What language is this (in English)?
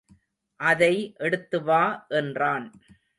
Tamil